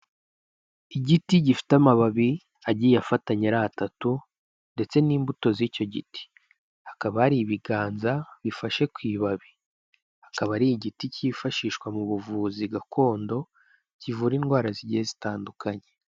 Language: Kinyarwanda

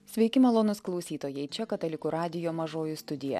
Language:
Lithuanian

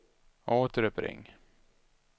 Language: Swedish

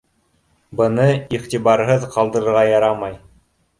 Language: Bashkir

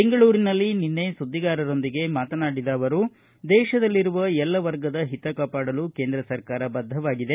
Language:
Kannada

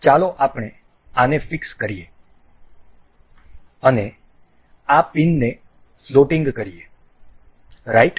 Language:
Gujarati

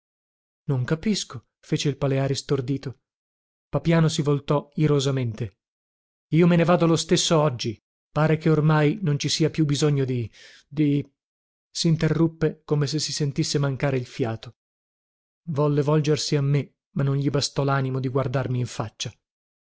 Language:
Italian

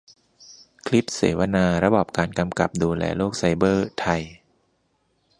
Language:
Thai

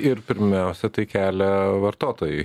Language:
Lithuanian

